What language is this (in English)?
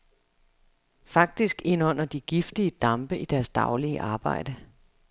Danish